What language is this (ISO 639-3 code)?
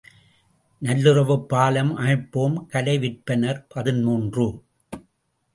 tam